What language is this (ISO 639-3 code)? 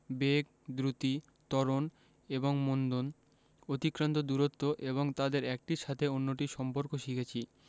ben